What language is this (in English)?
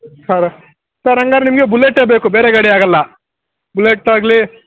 Kannada